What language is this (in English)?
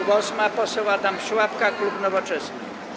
Polish